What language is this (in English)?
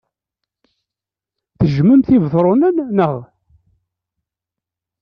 Kabyle